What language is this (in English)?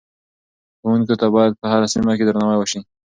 Pashto